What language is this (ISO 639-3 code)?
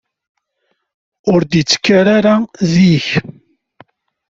kab